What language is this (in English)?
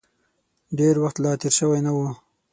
Pashto